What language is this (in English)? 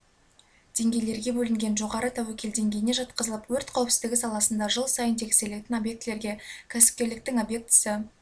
Kazakh